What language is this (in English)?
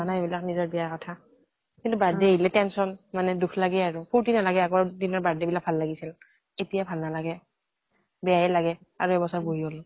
Assamese